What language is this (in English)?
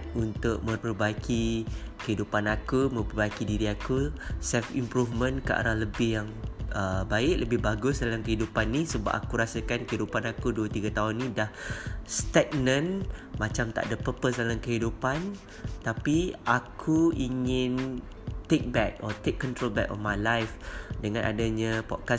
Malay